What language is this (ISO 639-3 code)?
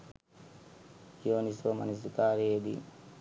sin